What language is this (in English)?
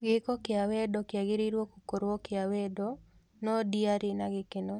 Kikuyu